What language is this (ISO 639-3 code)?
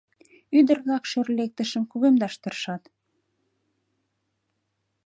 chm